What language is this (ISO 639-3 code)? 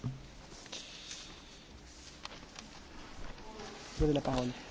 hun